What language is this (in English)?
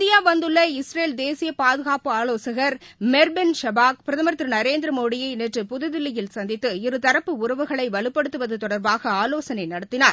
Tamil